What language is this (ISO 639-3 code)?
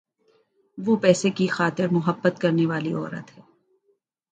urd